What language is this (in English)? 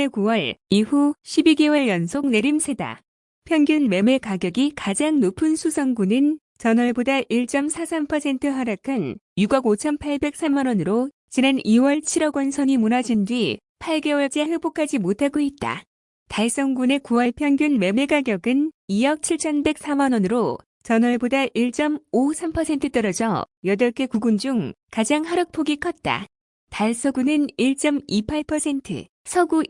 Korean